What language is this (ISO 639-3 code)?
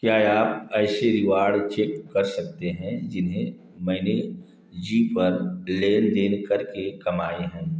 hin